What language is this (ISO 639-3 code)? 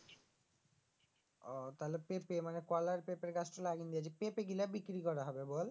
ben